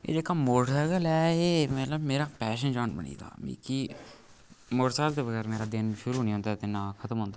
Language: Dogri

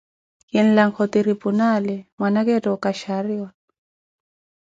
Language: Koti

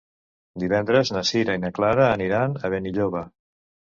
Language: Catalan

